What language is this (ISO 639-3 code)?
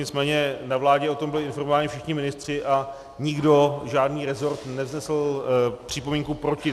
ces